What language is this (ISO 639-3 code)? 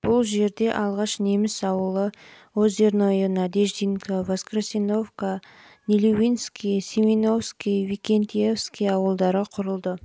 kaz